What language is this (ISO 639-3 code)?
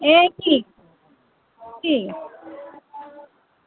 doi